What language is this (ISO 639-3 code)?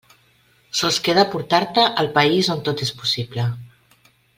cat